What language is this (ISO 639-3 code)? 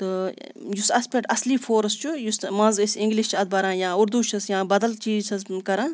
kas